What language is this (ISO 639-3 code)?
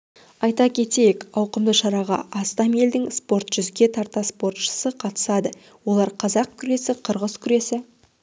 kaz